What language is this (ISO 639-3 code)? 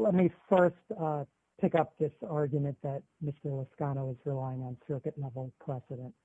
eng